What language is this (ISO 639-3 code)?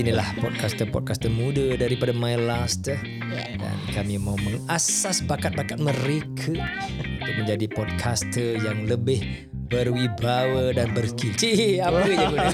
msa